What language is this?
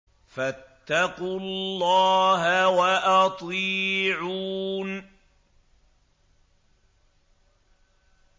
Arabic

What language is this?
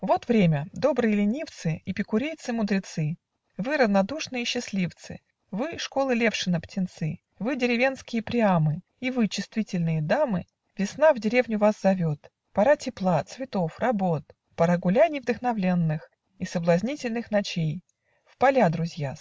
Russian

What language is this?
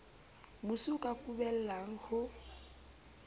Southern Sotho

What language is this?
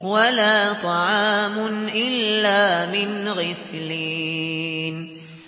Arabic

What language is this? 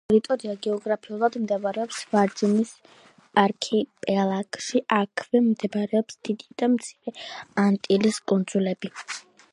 Georgian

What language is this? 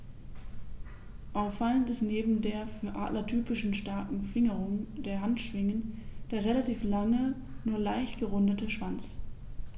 German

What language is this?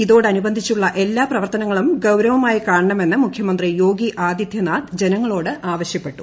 Malayalam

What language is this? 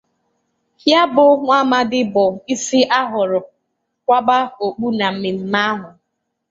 Igbo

